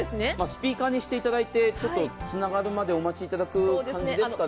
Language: Japanese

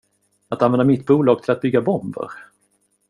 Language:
Swedish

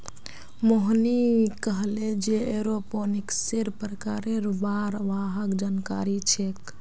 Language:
Magahi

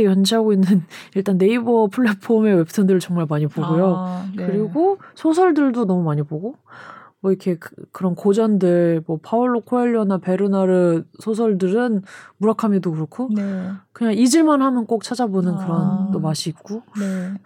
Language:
Korean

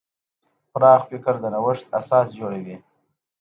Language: Pashto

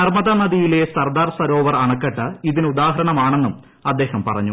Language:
Malayalam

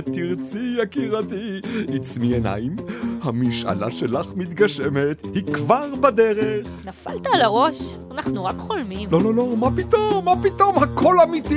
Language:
Hebrew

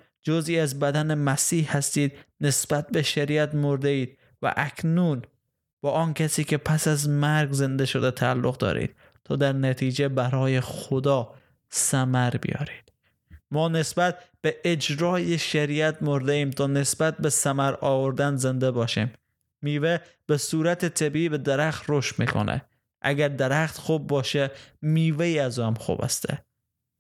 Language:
Persian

